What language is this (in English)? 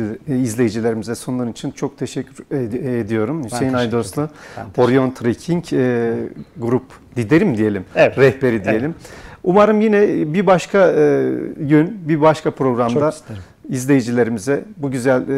Turkish